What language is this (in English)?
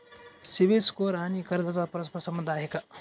Marathi